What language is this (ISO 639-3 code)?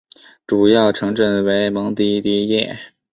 zho